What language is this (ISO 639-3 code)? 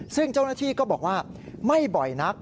tha